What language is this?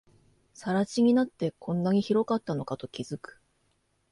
Japanese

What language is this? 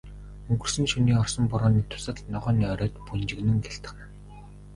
Mongolian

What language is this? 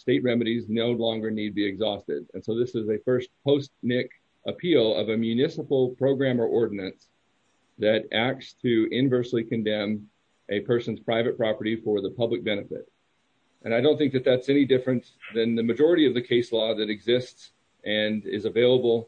English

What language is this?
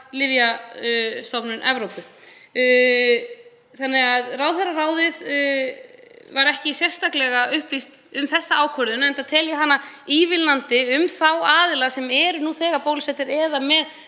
Icelandic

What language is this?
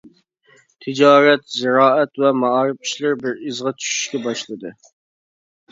Uyghur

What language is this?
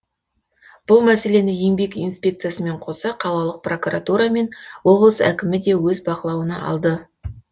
Kazakh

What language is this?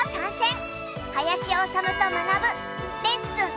Japanese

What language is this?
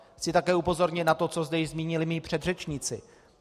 Czech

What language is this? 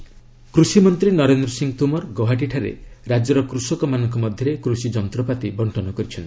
Odia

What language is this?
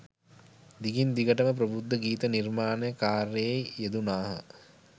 Sinhala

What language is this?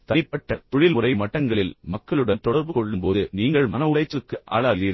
Tamil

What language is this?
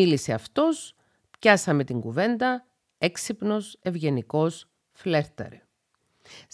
Greek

